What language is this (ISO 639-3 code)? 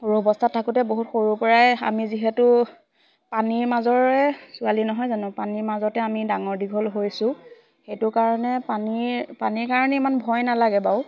asm